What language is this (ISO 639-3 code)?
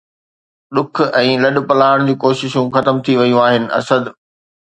snd